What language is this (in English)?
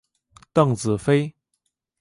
Chinese